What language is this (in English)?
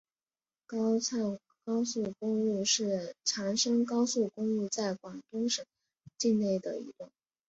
Chinese